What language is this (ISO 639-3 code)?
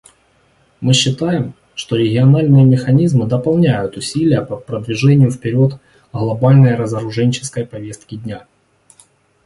rus